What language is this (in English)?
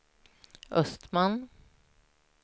Swedish